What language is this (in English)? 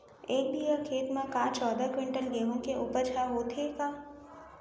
Chhattisgarhi